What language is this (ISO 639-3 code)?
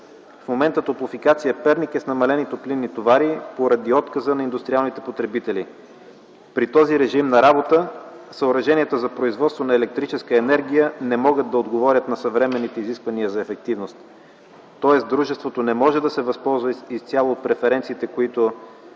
bul